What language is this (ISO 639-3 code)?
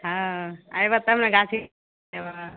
mai